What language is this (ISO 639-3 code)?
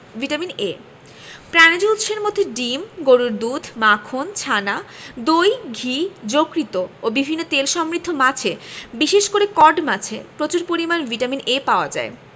ben